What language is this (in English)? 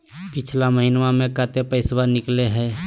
Magahi